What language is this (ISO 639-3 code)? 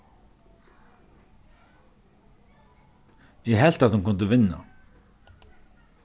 fao